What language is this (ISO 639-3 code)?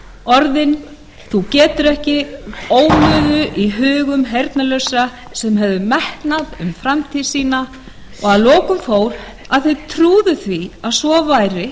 isl